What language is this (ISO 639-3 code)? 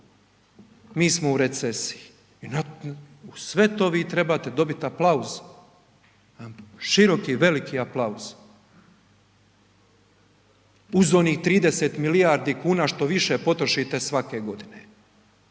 hrv